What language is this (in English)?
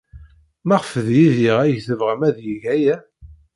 Kabyle